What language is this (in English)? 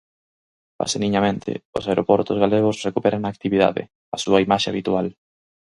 Galician